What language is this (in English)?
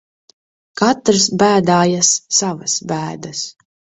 Latvian